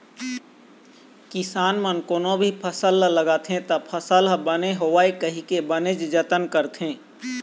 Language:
Chhattisgarhi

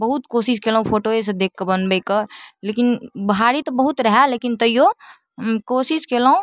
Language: Maithili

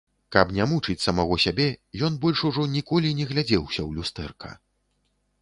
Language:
Belarusian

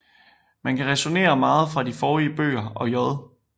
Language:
Danish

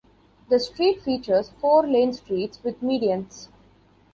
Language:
English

